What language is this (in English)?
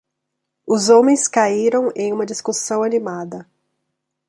Portuguese